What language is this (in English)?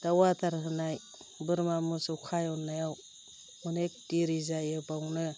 Bodo